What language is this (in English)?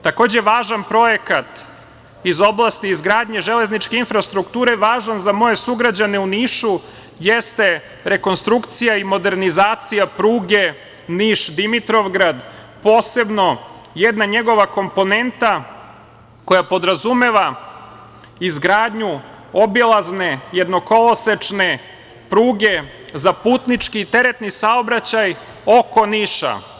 Serbian